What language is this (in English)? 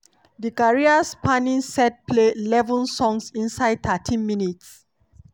Nigerian Pidgin